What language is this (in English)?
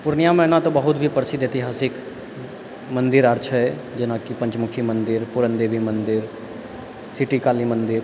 Maithili